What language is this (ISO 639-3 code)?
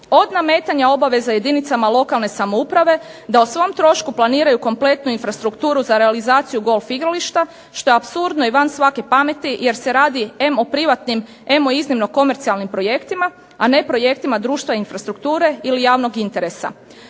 hrv